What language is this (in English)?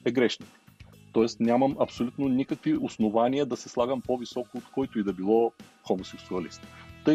Bulgarian